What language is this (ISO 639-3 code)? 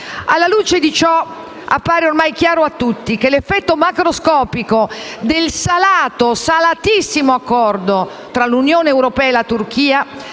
ita